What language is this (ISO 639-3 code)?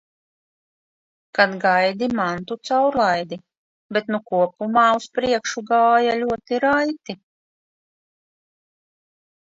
lav